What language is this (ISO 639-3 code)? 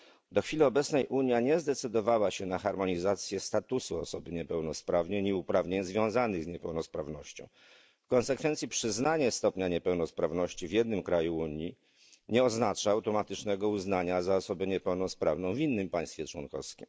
pol